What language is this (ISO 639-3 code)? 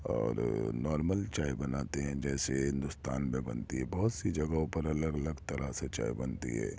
urd